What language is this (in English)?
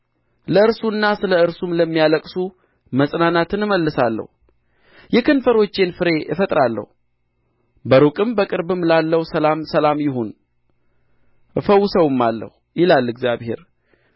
Amharic